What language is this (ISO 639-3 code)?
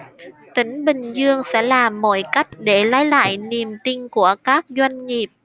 vie